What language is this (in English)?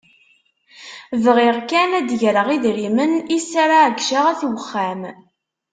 Kabyle